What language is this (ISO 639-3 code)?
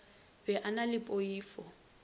nso